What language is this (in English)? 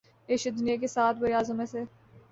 Urdu